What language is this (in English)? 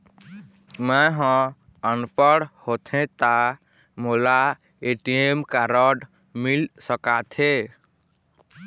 Chhattisgarhi